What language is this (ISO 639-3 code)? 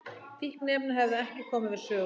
isl